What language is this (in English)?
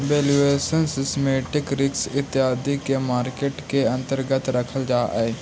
Magahi